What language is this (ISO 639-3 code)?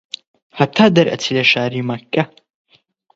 ckb